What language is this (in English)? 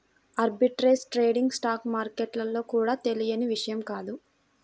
Telugu